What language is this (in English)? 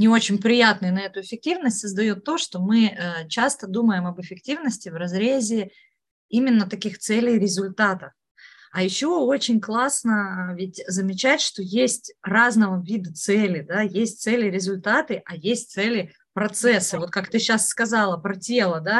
Russian